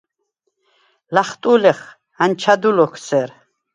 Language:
Svan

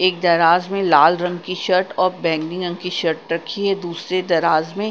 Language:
Hindi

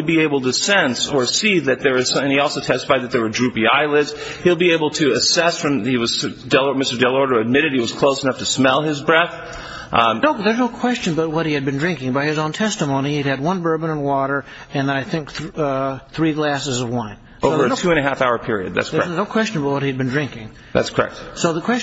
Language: English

